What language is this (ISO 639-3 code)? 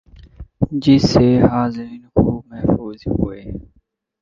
urd